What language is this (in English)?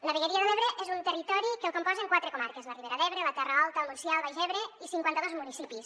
Catalan